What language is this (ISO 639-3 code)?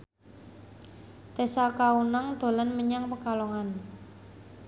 jav